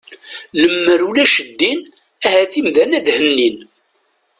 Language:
Kabyle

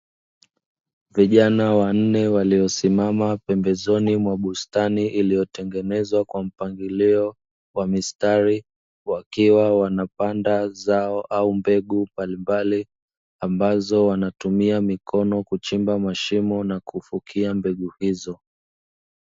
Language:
Swahili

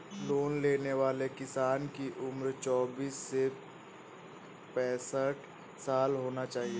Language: Hindi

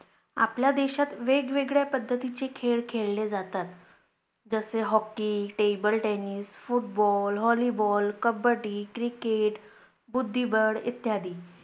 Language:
Marathi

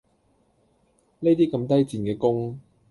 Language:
Cantonese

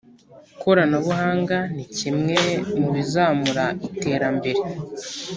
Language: Kinyarwanda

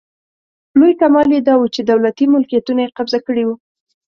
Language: Pashto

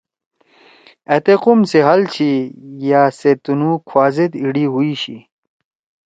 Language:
Torwali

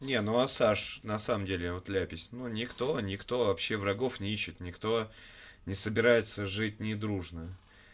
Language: Russian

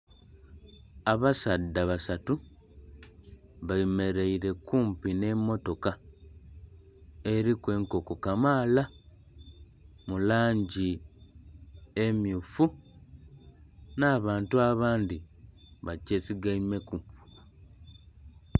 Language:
Soga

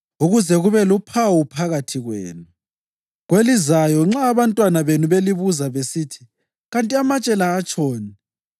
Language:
North Ndebele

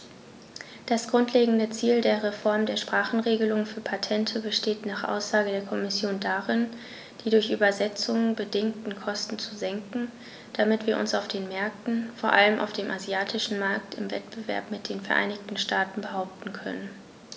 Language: German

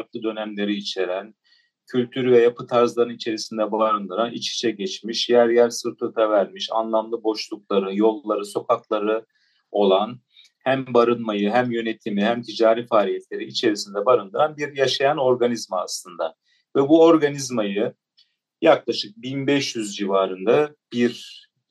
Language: Turkish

